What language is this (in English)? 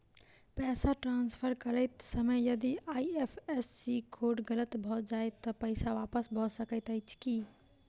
Maithili